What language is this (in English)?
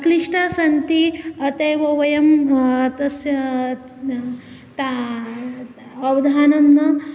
Sanskrit